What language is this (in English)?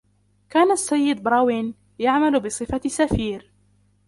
Arabic